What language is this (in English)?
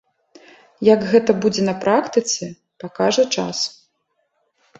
Belarusian